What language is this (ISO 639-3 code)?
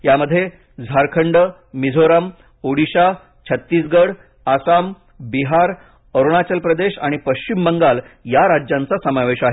mar